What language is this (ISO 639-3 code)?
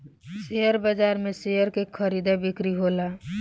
bho